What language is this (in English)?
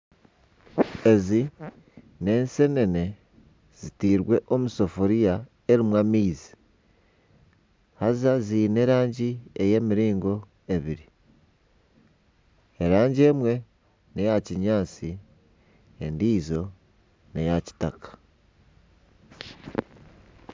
Nyankole